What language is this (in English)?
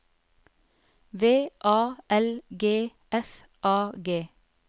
Norwegian